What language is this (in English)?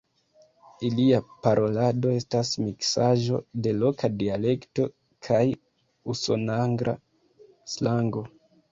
Esperanto